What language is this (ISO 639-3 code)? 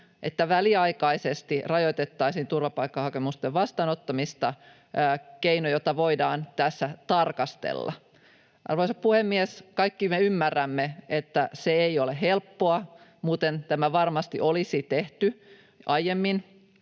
fin